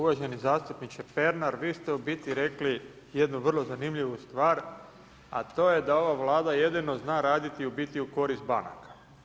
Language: Croatian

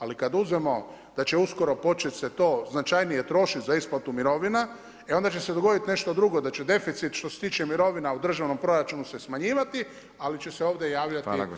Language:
Croatian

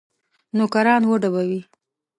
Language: Pashto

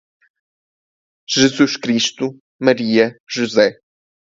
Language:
Portuguese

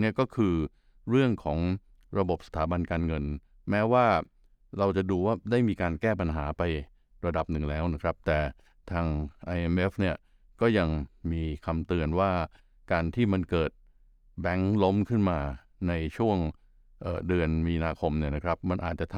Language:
Thai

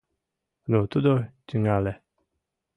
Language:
Mari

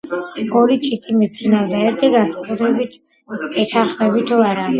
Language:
Georgian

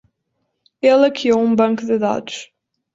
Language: Portuguese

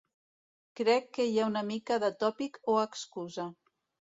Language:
Catalan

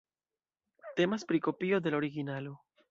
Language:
Esperanto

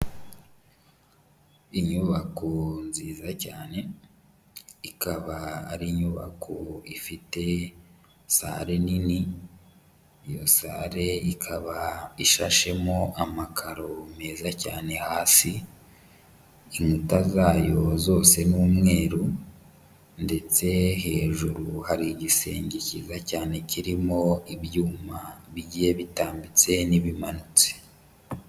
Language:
Kinyarwanda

